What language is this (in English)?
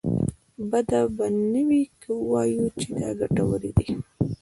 Pashto